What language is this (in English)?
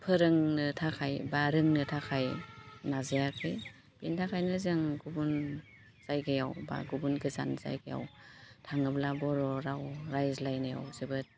Bodo